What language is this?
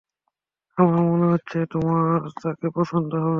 Bangla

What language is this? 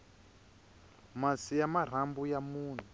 Tsonga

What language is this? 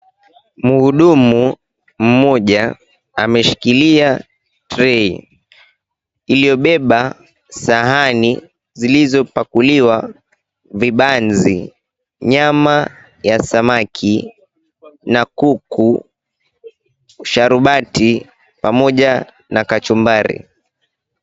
Swahili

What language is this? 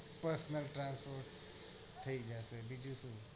Gujarati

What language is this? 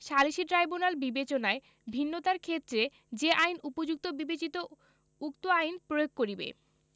Bangla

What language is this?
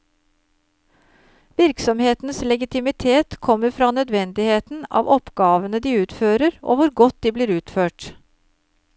Norwegian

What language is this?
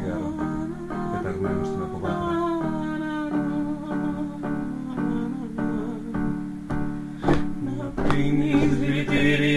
Greek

